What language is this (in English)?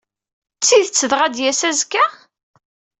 Kabyle